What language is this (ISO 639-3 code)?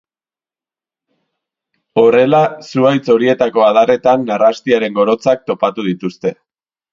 eus